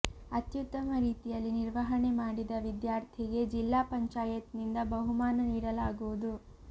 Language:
Kannada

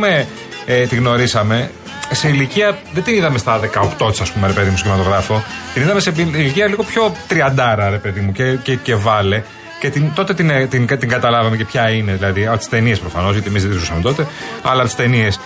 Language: Greek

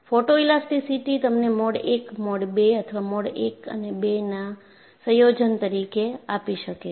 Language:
Gujarati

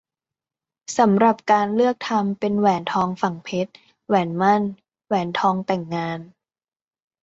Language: Thai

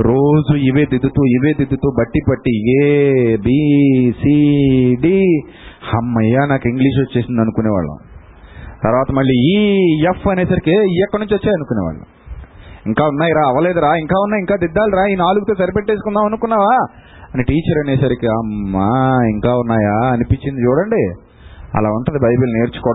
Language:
Telugu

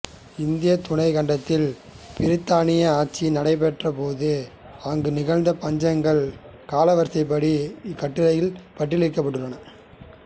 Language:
Tamil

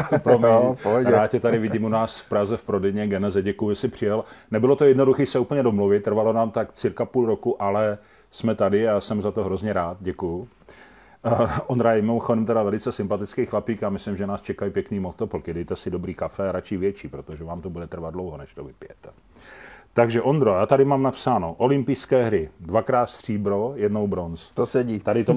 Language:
Czech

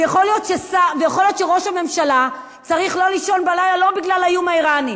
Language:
Hebrew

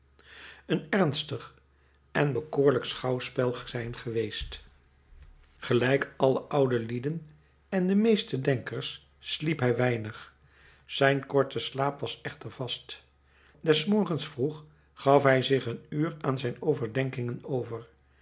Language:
Dutch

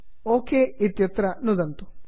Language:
Sanskrit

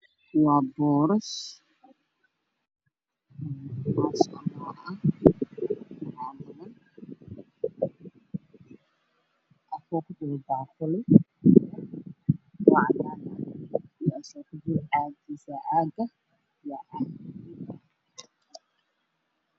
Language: Somali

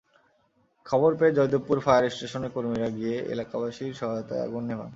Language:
Bangla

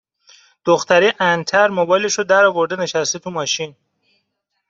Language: Persian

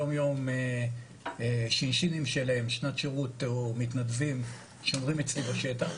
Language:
Hebrew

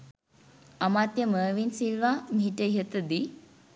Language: Sinhala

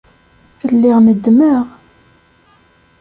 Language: Kabyle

